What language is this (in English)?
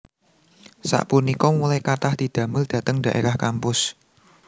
Javanese